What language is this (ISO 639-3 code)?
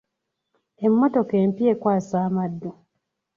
lug